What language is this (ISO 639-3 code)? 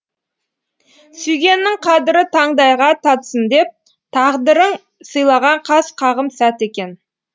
kaz